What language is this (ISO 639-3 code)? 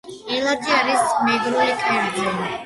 kat